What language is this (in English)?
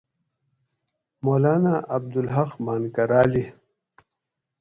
Gawri